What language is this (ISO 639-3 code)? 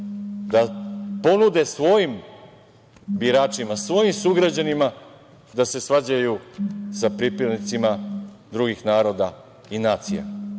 srp